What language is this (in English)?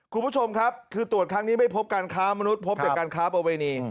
Thai